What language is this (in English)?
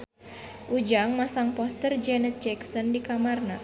Sundanese